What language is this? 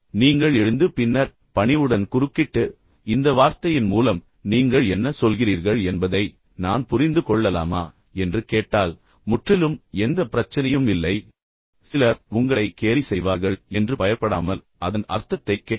Tamil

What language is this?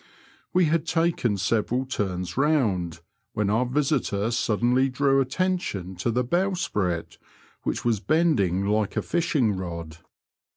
English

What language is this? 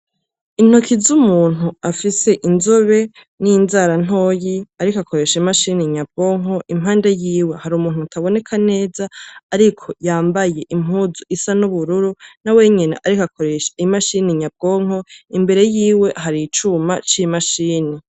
Rundi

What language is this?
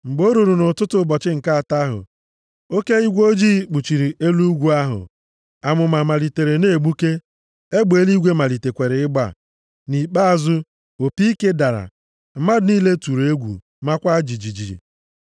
Igbo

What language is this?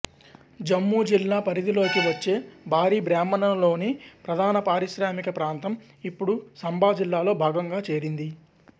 Telugu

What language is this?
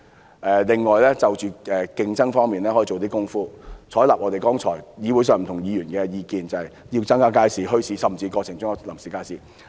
Cantonese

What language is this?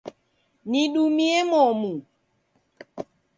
Taita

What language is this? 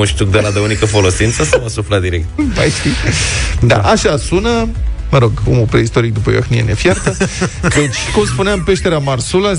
Romanian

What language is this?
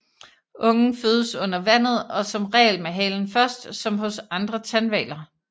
Danish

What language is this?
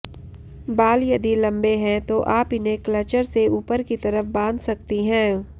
Hindi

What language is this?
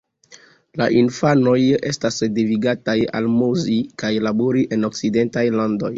Esperanto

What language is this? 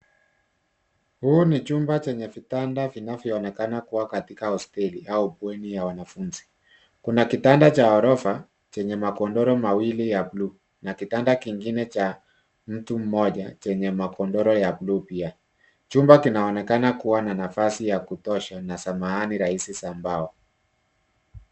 Swahili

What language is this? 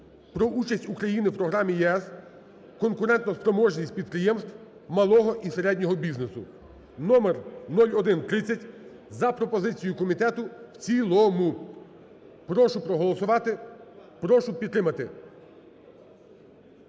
Ukrainian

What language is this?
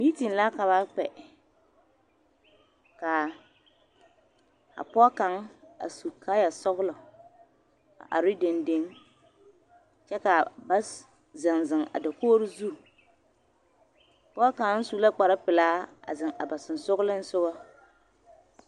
Southern Dagaare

